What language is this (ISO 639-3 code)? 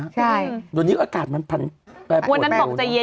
tha